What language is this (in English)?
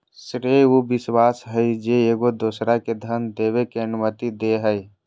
Magahi